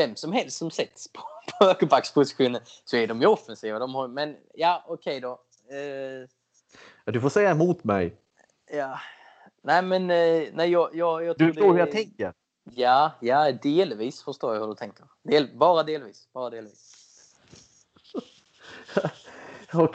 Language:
Swedish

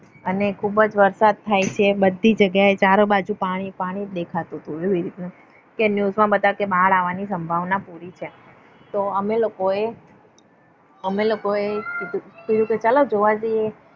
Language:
Gujarati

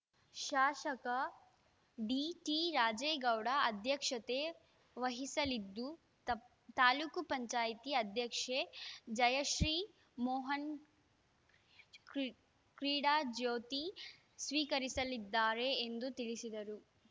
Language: Kannada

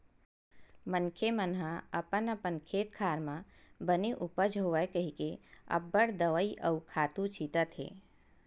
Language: Chhattisgarhi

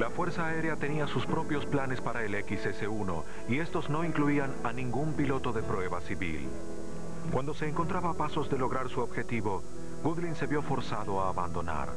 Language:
Spanish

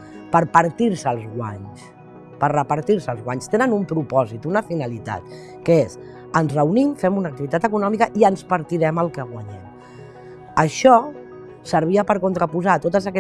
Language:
Catalan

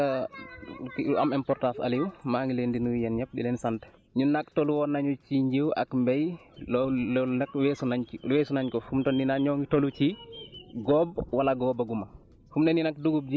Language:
Wolof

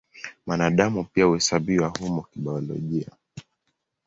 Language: Swahili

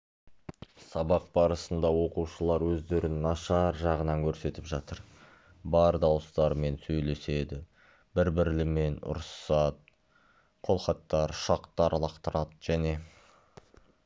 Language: Kazakh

